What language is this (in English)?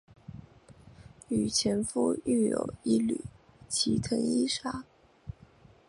Chinese